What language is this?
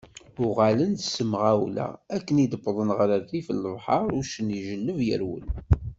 Kabyle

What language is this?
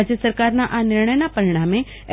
Gujarati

